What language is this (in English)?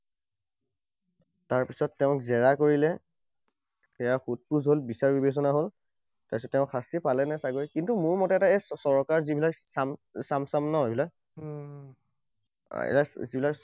Assamese